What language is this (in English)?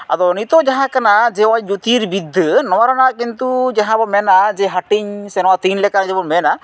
Santali